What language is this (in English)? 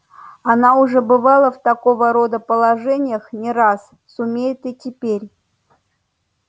Russian